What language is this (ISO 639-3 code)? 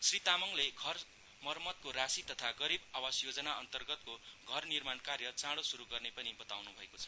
nep